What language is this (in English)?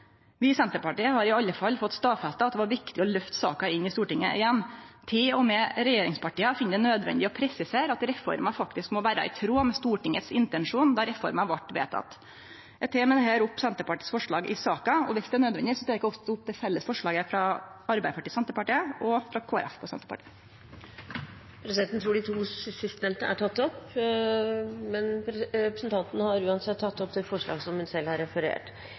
Norwegian